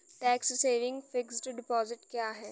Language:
Hindi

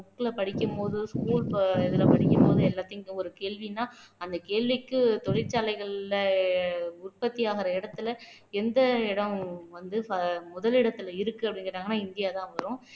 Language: Tamil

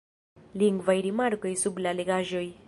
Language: Esperanto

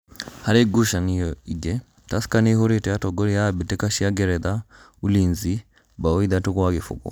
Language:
Kikuyu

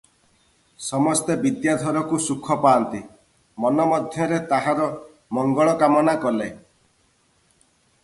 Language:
Odia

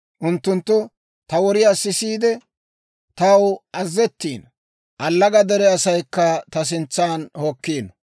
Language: Dawro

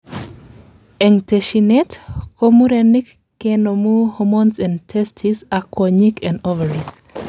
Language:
Kalenjin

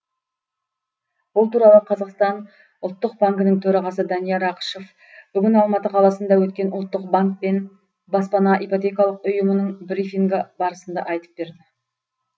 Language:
Kazakh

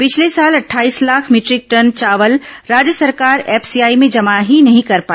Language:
Hindi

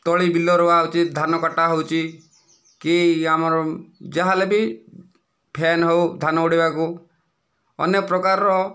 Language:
Odia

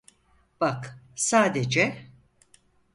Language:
Turkish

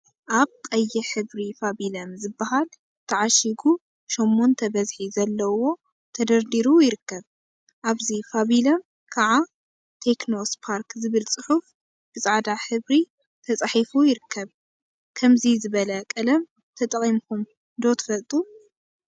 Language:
Tigrinya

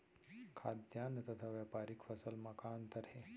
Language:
Chhattisgarhi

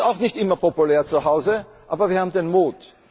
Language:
German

